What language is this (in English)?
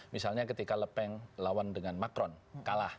Indonesian